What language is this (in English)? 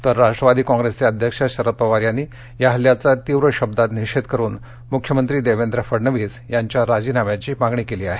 Marathi